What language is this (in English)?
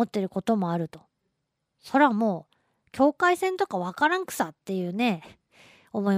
Japanese